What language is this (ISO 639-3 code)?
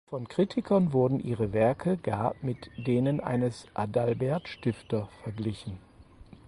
deu